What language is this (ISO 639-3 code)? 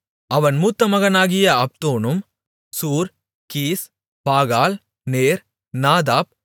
tam